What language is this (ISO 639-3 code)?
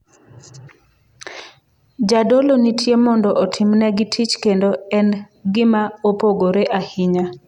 luo